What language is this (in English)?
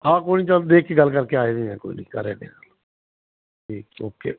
Punjabi